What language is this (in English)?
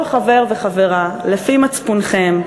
Hebrew